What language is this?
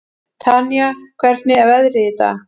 Icelandic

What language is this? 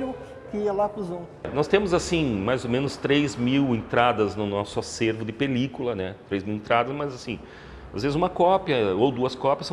Portuguese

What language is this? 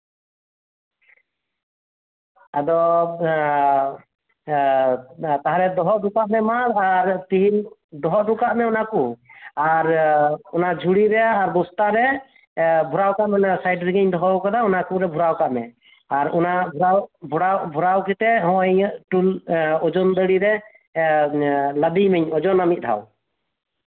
Santali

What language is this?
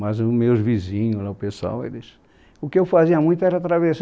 Portuguese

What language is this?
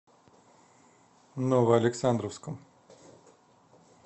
Russian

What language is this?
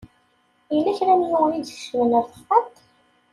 Kabyle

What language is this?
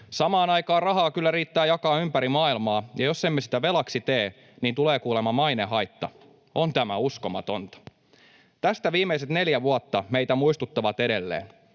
Finnish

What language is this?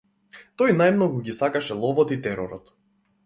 Macedonian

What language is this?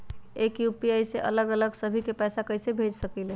Magahi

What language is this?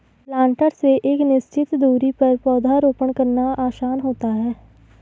Hindi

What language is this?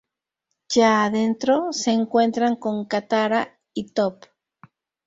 Spanish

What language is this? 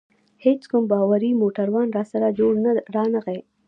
Pashto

